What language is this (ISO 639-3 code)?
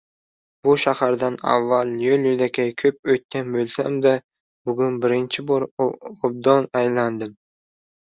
uzb